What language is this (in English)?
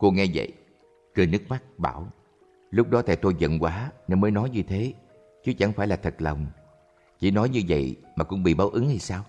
Vietnamese